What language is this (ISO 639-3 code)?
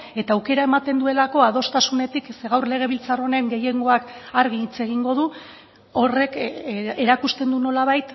eus